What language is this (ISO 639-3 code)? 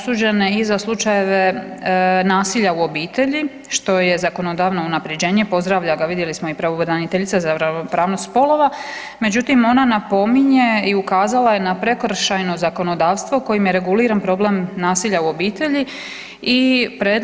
hrv